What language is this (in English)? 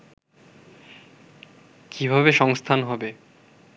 Bangla